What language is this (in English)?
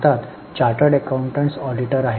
Marathi